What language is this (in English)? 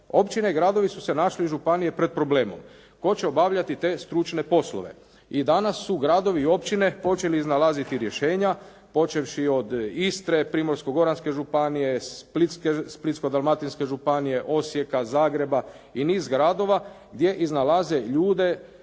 Croatian